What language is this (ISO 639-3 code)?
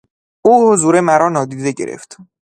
fas